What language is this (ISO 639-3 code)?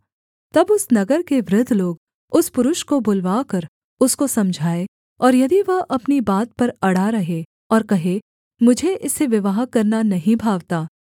hin